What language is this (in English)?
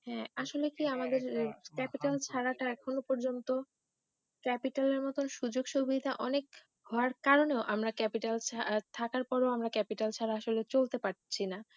Bangla